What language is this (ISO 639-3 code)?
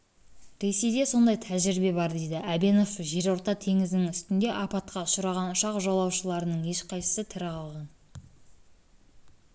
kaz